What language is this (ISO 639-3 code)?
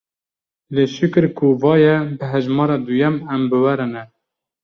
kur